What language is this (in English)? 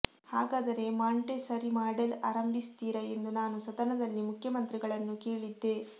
Kannada